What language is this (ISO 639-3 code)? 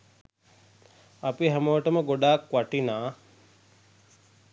sin